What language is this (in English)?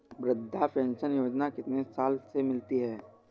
Hindi